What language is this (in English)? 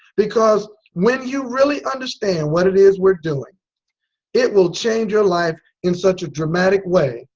English